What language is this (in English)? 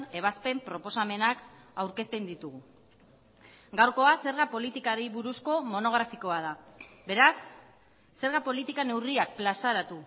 Basque